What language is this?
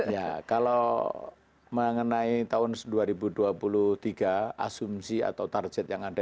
Indonesian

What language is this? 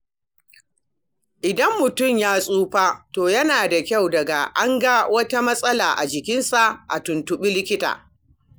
Hausa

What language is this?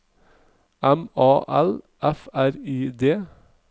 Norwegian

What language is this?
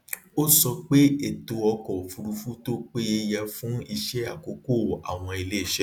Yoruba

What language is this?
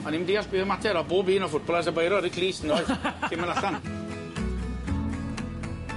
Welsh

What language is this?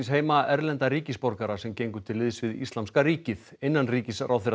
Icelandic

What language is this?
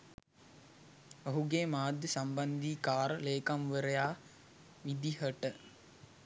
Sinhala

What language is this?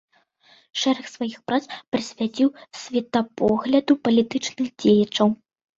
Belarusian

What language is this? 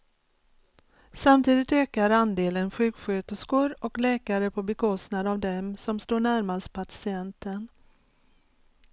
Swedish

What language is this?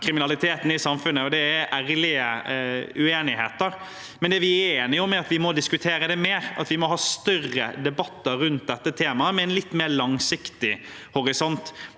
Norwegian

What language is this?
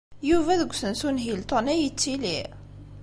Kabyle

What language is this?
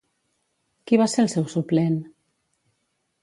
Catalan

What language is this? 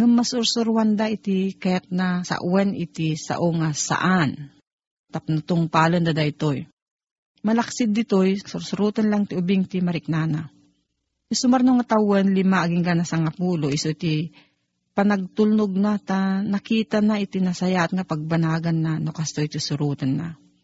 Filipino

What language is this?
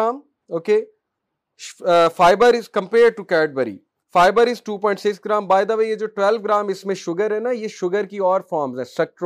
Urdu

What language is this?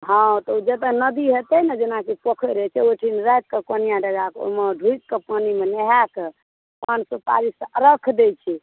Maithili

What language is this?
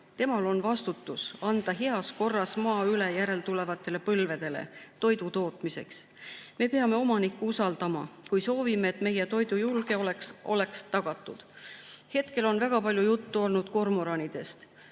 Estonian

